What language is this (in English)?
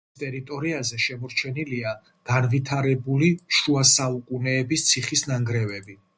Georgian